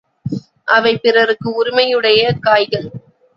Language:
Tamil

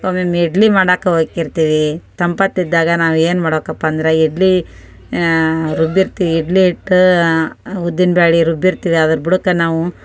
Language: Kannada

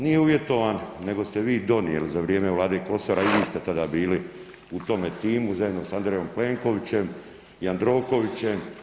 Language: Croatian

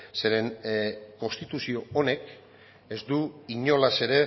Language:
Basque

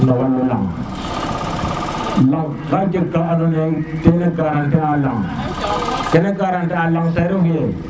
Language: Serer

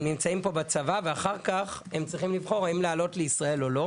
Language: Hebrew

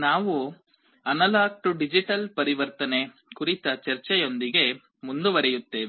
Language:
Kannada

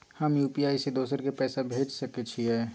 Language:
Maithili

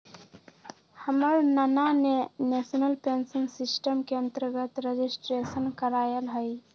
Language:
Magahi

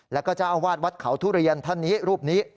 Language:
Thai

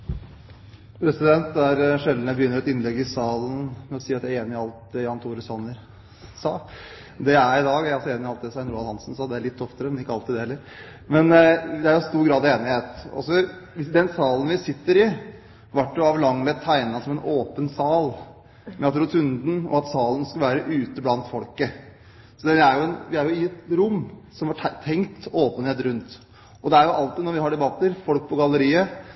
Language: Norwegian Bokmål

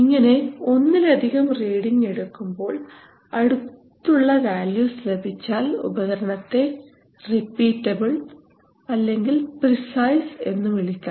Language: Malayalam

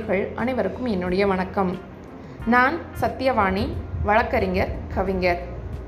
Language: Tamil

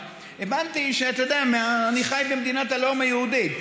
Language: Hebrew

